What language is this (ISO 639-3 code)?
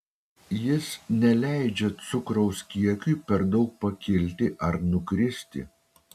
lit